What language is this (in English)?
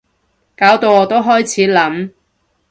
Cantonese